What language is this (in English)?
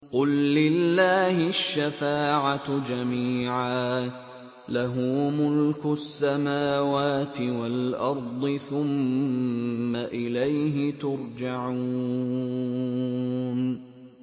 Arabic